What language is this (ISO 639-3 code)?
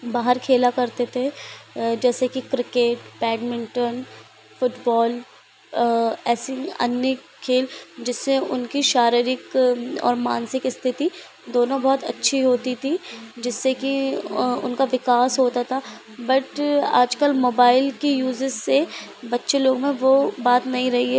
hin